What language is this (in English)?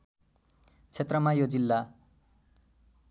Nepali